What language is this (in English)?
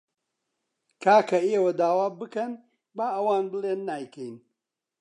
Central Kurdish